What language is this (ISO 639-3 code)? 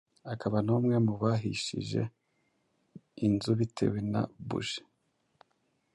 kin